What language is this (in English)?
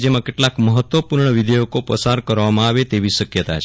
Gujarati